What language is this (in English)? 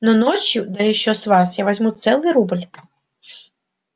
Russian